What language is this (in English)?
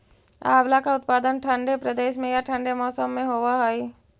Magahi